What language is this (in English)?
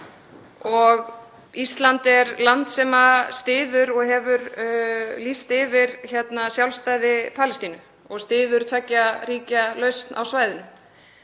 Icelandic